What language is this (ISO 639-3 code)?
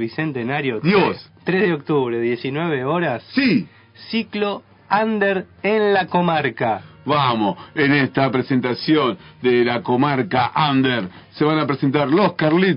spa